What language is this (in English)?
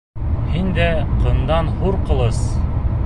Bashkir